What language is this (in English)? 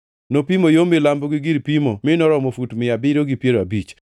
Luo (Kenya and Tanzania)